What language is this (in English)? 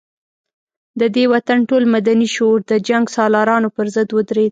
Pashto